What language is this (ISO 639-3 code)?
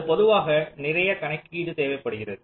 tam